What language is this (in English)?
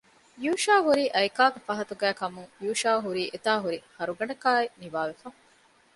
Divehi